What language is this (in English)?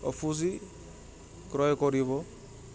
Assamese